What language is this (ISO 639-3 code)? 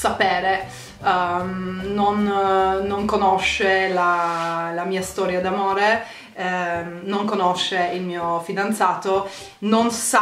ita